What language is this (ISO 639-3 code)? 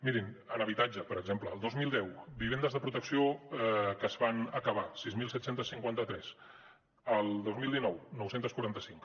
cat